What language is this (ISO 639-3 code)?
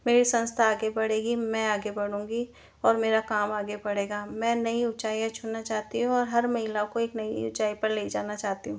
hin